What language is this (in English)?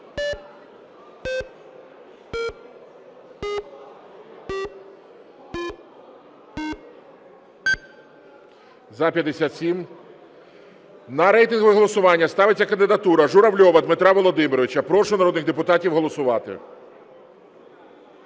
Ukrainian